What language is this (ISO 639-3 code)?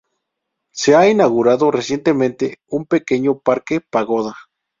spa